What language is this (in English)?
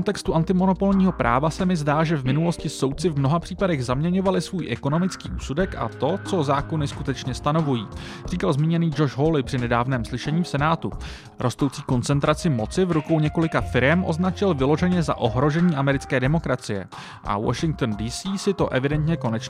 Czech